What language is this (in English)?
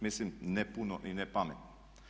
Croatian